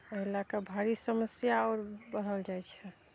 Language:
Maithili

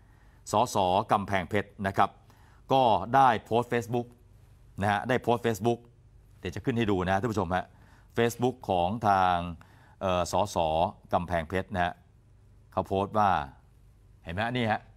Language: Thai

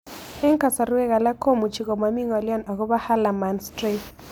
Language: Kalenjin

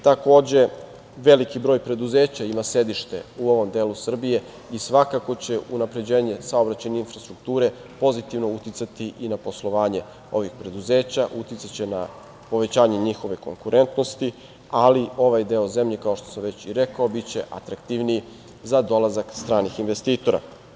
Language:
Serbian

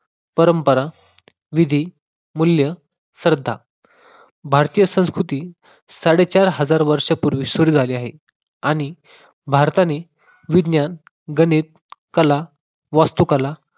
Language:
Marathi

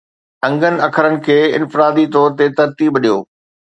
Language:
Sindhi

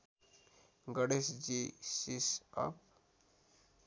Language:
Nepali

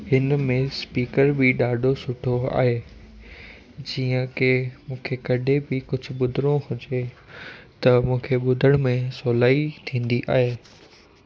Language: Sindhi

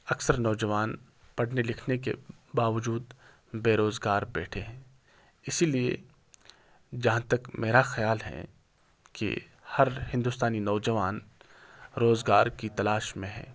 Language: Urdu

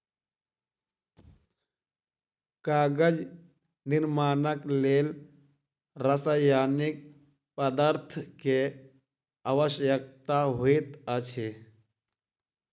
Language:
Maithili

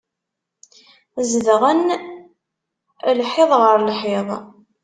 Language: Kabyle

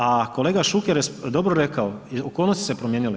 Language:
Croatian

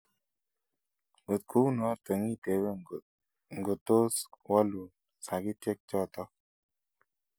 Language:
Kalenjin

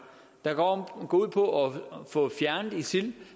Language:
Danish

